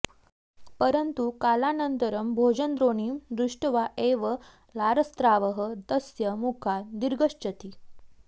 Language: Sanskrit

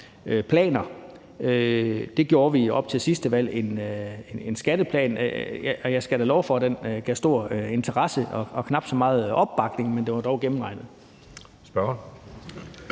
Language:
Danish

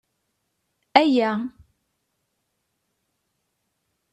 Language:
Kabyle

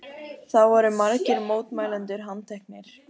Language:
Icelandic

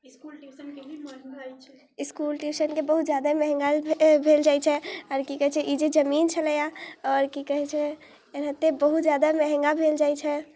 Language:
Maithili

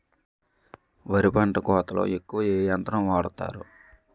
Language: Telugu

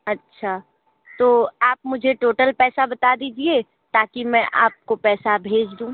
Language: Hindi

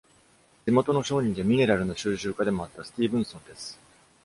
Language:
Japanese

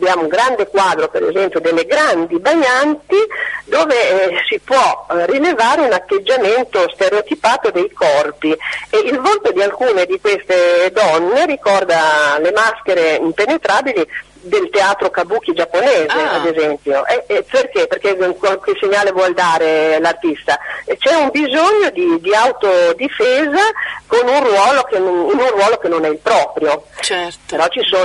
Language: Italian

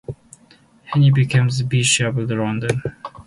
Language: English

